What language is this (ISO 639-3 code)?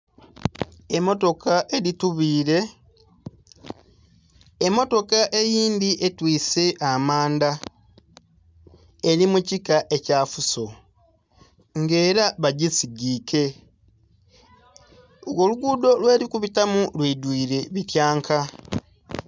xog